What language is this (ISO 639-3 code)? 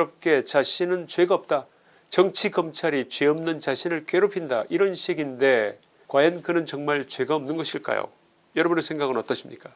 kor